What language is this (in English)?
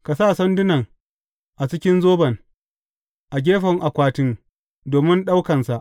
Hausa